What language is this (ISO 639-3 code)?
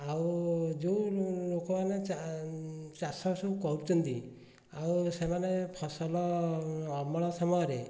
ori